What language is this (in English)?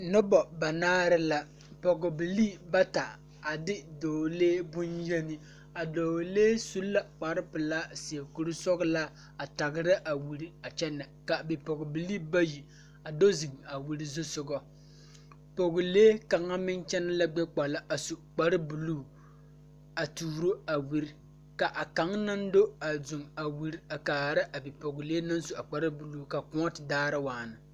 Southern Dagaare